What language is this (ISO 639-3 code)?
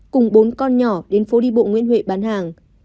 vie